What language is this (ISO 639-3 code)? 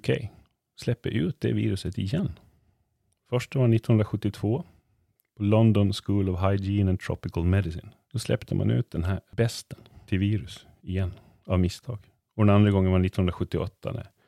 swe